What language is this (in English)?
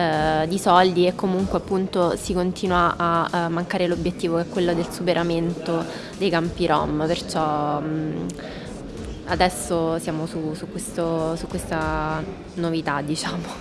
Italian